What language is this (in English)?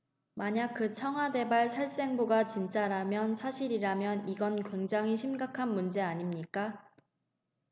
Korean